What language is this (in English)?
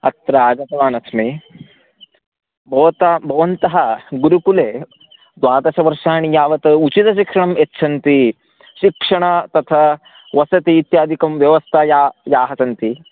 Sanskrit